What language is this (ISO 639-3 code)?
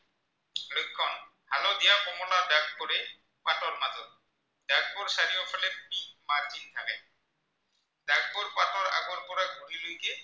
asm